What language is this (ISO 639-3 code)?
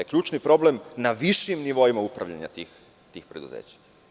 srp